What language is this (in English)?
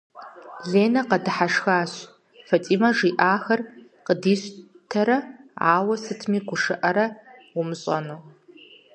Kabardian